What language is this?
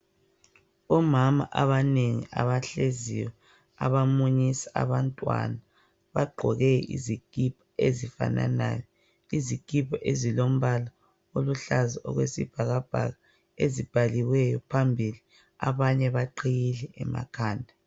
North Ndebele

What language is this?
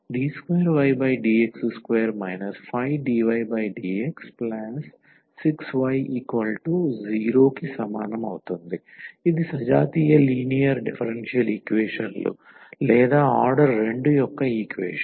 Telugu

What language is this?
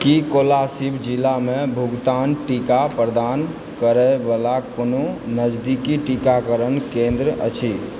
Maithili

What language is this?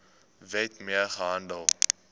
Afrikaans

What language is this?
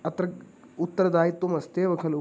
Sanskrit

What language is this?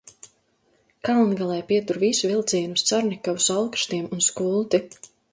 Latvian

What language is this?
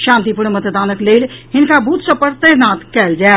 Maithili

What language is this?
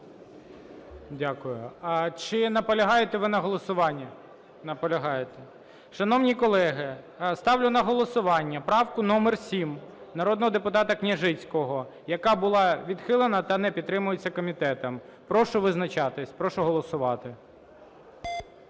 Ukrainian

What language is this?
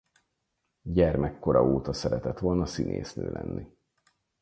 Hungarian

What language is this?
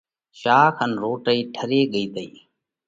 Parkari Koli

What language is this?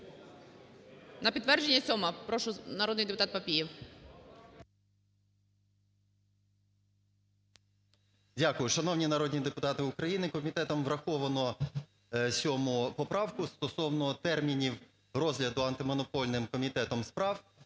Ukrainian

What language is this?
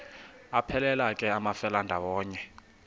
Xhosa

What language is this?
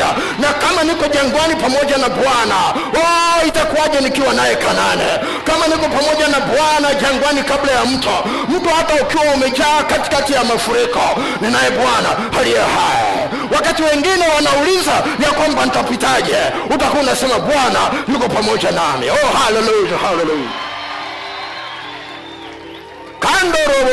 Swahili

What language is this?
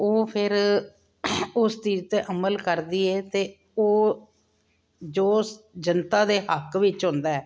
Punjabi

